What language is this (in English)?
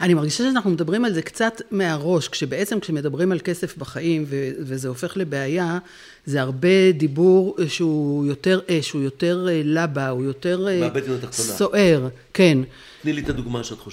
Hebrew